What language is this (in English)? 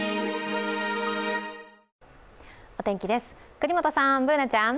Japanese